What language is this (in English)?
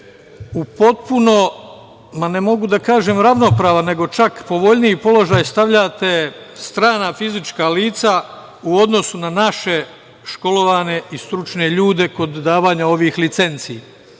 Serbian